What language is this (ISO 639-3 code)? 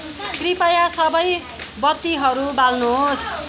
nep